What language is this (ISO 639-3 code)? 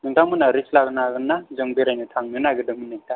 brx